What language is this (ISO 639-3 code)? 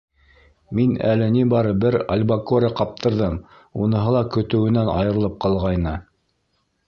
bak